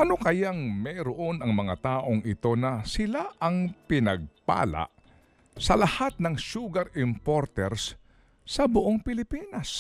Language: Filipino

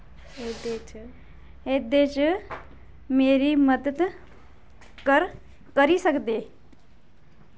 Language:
Dogri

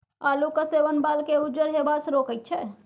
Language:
Maithili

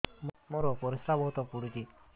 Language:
Odia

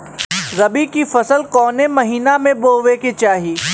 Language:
Bhojpuri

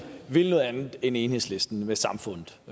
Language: Danish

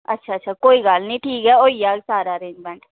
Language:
Dogri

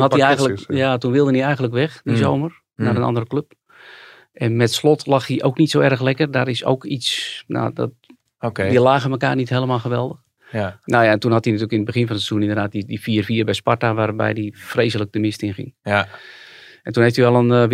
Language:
Dutch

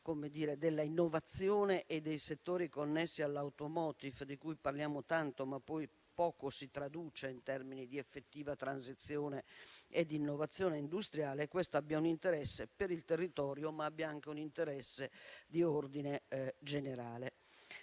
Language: Italian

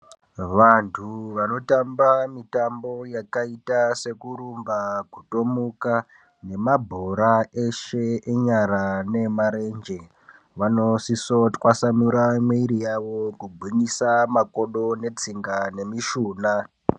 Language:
Ndau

